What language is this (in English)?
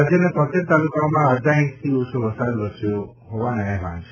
Gujarati